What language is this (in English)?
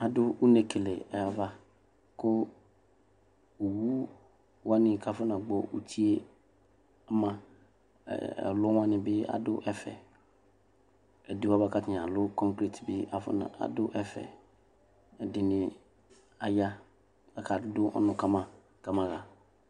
Ikposo